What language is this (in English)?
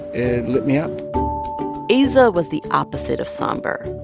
English